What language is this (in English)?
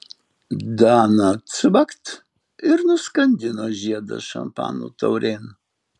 Lithuanian